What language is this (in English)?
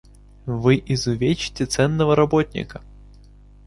Russian